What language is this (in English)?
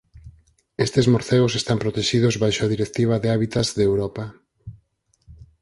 Galician